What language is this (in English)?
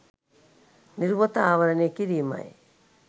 Sinhala